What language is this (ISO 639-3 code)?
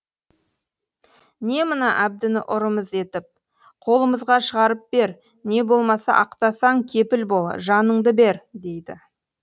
kaz